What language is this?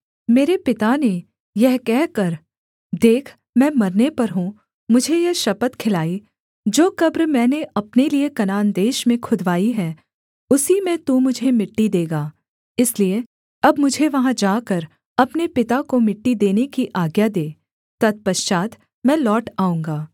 Hindi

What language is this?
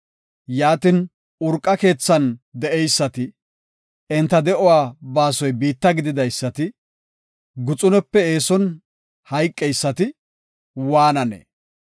Gofa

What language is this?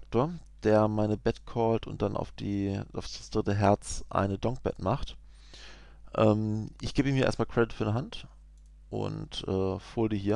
German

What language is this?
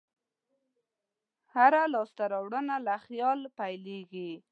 Pashto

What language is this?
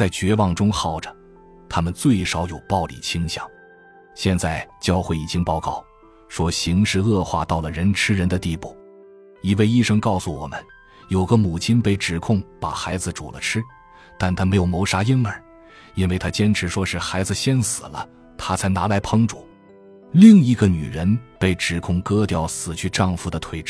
Chinese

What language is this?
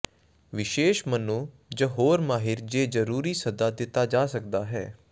Punjabi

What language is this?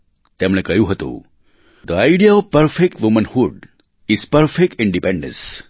Gujarati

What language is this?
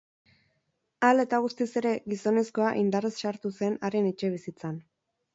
Basque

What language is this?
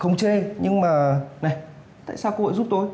Vietnamese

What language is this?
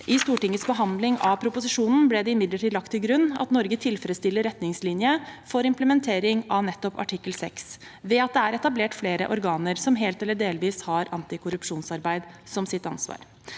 Norwegian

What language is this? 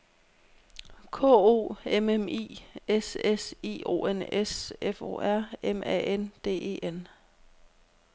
Danish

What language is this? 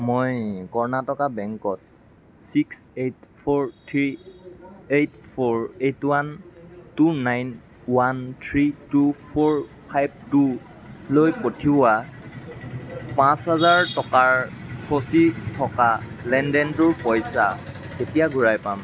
Assamese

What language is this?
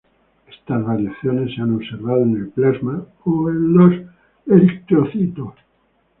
Spanish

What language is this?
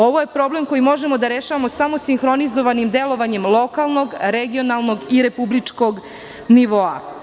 Serbian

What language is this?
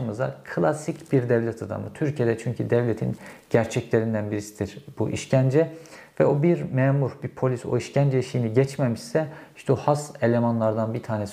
Turkish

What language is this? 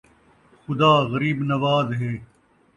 Saraiki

